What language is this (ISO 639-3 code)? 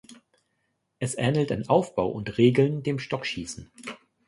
deu